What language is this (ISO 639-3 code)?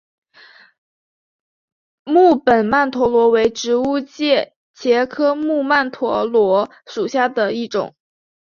zho